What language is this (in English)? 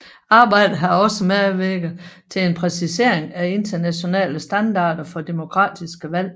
Danish